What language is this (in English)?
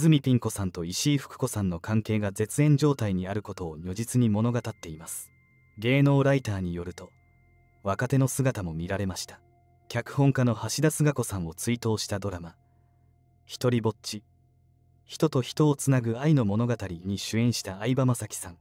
Japanese